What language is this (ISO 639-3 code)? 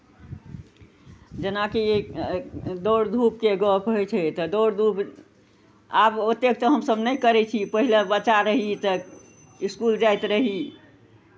mai